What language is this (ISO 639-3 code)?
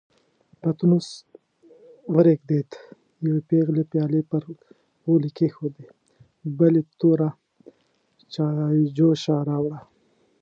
pus